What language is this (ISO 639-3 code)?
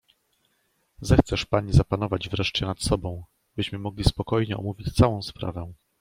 pol